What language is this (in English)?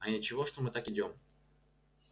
Russian